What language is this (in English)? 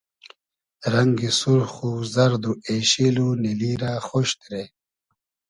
Hazaragi